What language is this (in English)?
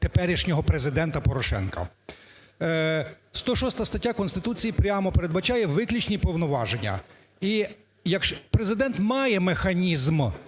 Ukrainian